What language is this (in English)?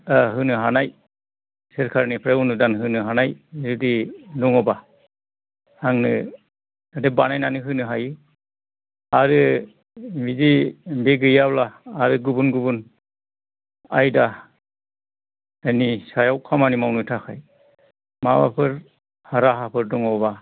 Bodo